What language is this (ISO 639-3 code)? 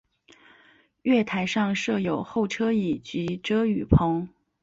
zho